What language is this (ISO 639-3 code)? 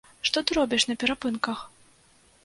bel